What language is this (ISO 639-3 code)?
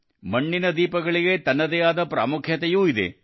kan